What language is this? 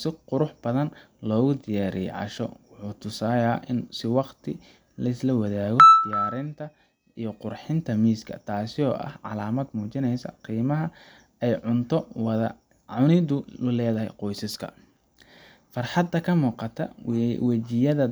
Somali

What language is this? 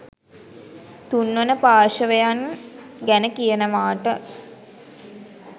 Sinhala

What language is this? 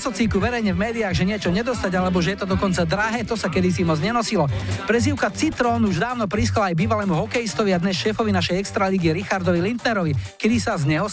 Slovak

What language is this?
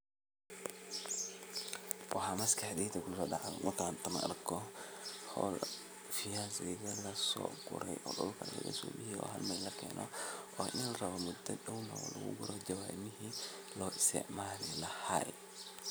Somali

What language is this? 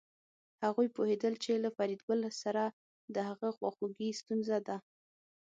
Pashto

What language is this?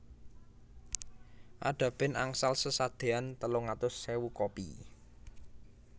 Javanese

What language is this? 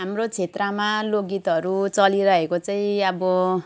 Nepali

